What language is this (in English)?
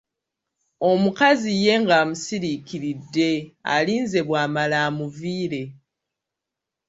Ganda